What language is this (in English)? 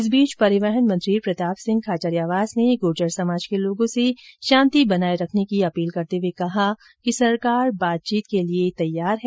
Hindi